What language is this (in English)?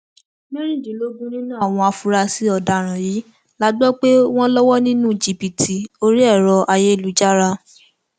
Yoruba